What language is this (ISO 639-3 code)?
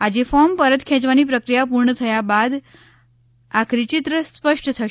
guj